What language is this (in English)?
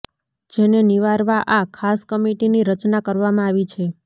Gujarati